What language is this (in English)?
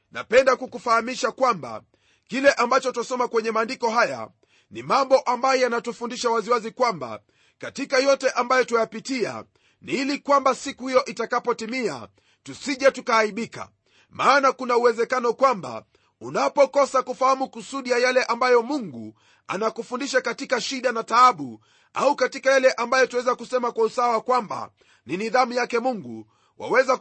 Swahili